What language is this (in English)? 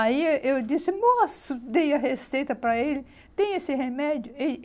Portuguese